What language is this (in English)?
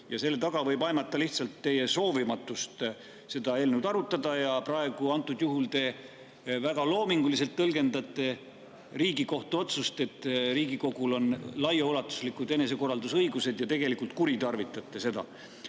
Estonian